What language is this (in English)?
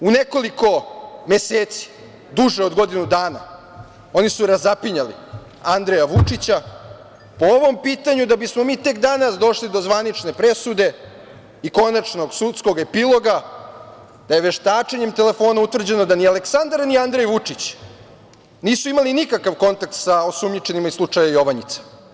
Serbian